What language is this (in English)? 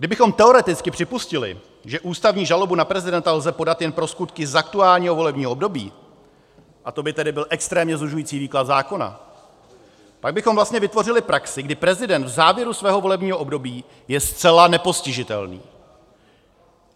Czech